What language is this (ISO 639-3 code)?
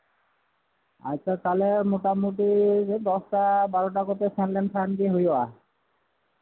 sat